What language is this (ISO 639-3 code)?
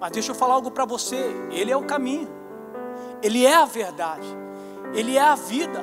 por